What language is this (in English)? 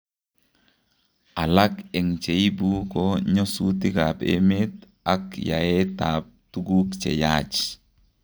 Kalenjin